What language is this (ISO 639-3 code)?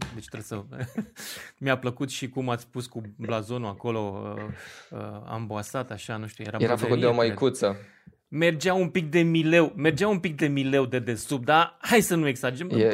ron